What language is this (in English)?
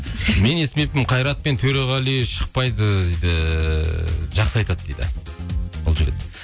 Kazakh